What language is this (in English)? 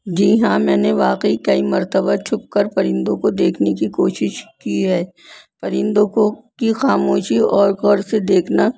Urdu